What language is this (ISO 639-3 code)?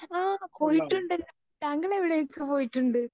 mal